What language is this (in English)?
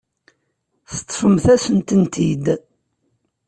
Kabyle